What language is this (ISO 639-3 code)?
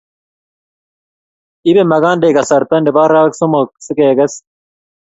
kln